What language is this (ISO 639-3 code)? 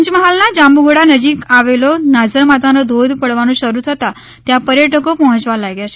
guj